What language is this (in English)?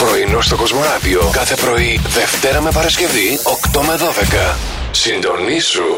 Greek